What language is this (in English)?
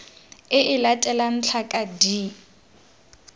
Tswana